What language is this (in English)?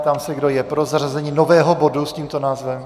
Czech